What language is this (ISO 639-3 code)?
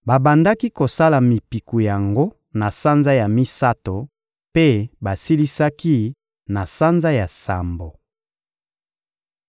lin